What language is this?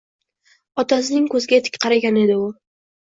Uzbek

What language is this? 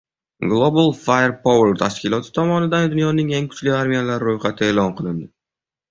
Uzbek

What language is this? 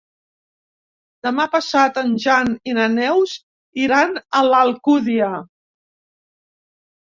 Catalan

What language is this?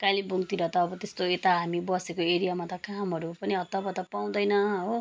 Nepali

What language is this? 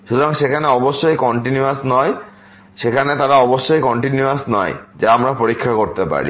Bangla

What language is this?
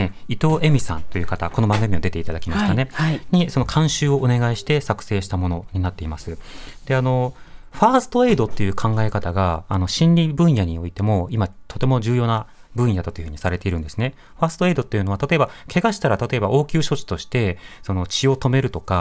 Japanese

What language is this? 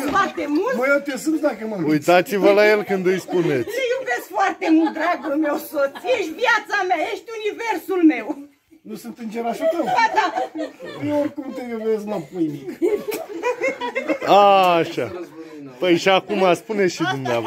Romanian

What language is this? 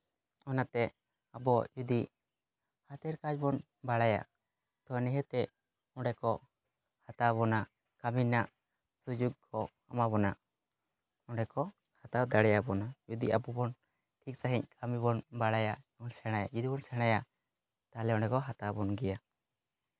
Santali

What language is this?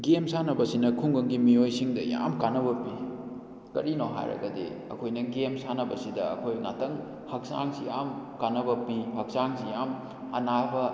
Manipuri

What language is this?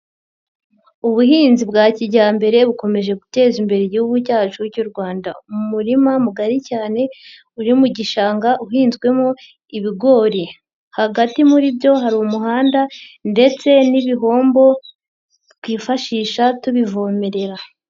Kinyarwanda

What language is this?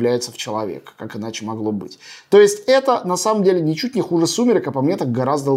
Russian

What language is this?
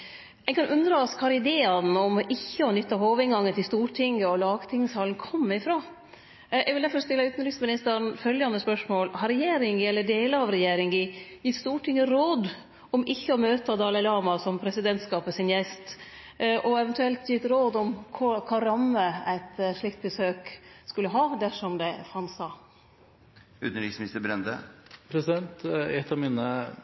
Norwegian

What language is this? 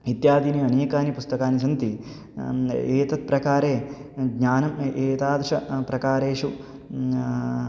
Sanskrit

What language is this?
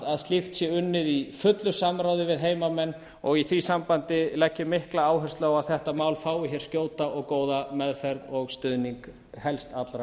Icelandic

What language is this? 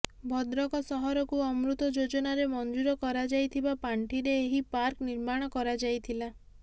Odia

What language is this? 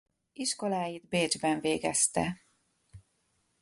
Hungarian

